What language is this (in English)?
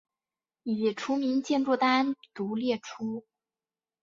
Chinese